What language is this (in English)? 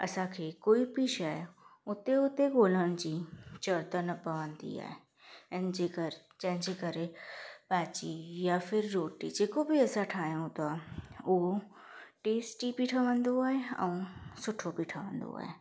Sindhi